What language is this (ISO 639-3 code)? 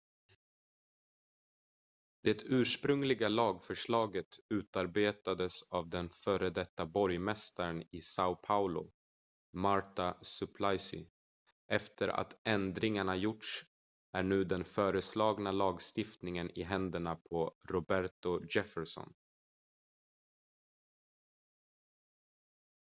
swe